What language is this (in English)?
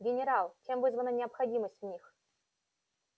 Russian